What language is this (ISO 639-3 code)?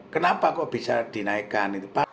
ind